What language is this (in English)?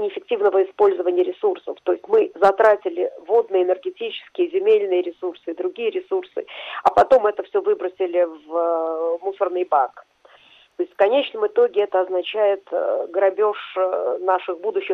Russian